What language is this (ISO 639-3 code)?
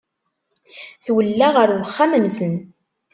kab